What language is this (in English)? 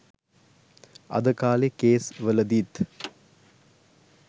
Sinhala